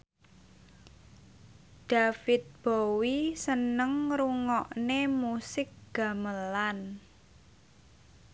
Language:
Javanese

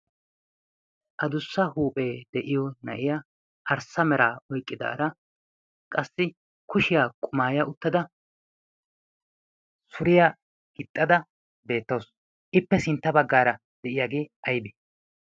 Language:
Wolaytta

